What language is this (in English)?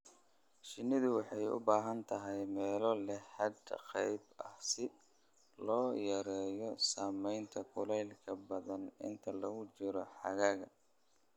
Somali